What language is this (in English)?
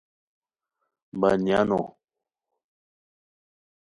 Khowar